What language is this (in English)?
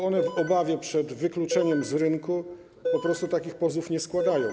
Polish